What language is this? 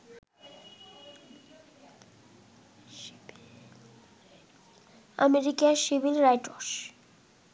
Bangla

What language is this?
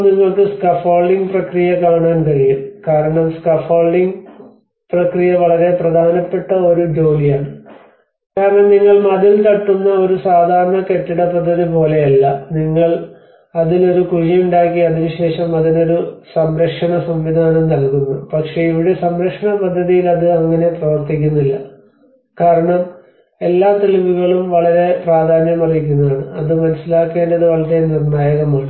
Malayalam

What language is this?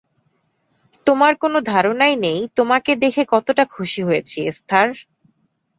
Bangla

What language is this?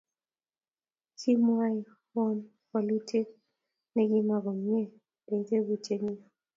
Kalenjin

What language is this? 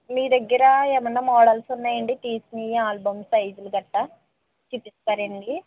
Telugu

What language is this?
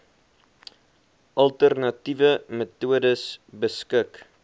Afrikaans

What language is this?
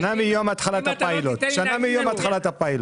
Hebrew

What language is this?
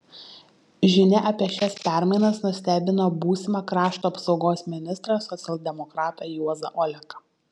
Lithuanian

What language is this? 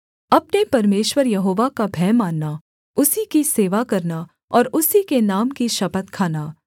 Hindi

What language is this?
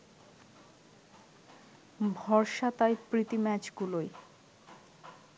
Bangla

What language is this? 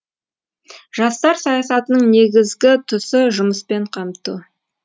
Kazakh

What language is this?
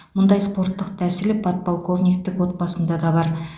Kazakh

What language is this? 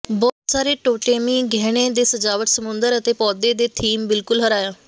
Punjabi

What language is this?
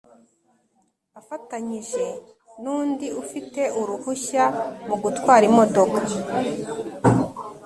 Kinyarwanda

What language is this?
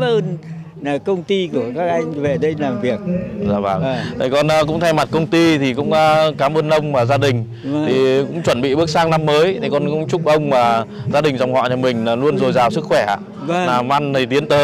Vietnamese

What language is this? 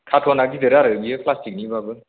Bodo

